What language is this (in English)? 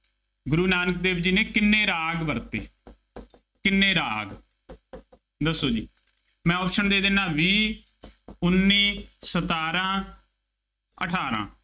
Punjabi